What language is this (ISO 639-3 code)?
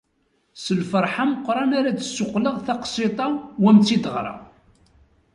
kab